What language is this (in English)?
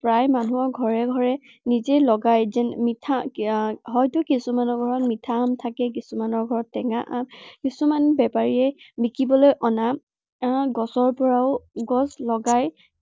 Assamese